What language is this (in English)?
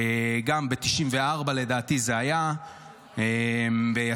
Hebrew